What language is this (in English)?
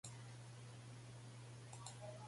Serbian